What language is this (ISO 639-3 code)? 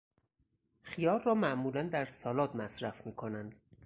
fas